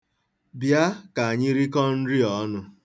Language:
Igbo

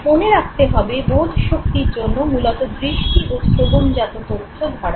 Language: Bangla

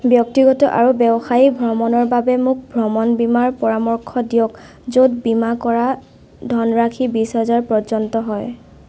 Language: Assamese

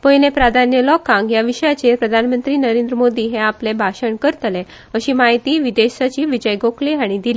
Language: Konkani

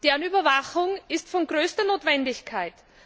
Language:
German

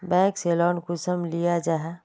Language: Magahi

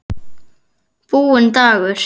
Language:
Icelandic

